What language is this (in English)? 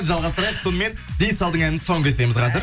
Kazakh